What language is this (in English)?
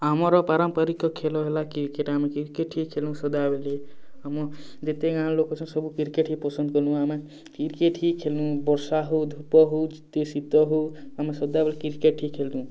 Odia